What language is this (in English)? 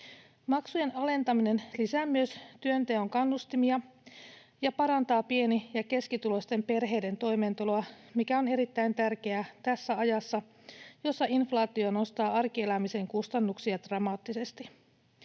Finnish